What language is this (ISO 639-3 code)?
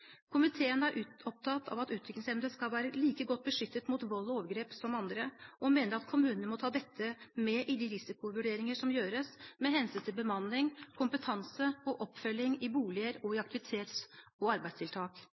nob